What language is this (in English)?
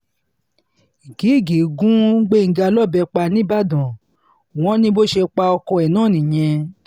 Yoruba